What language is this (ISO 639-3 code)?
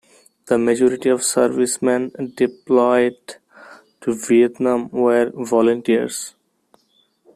eng